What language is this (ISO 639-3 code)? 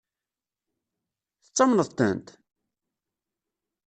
kab